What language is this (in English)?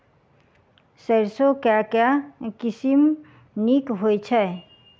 Maithili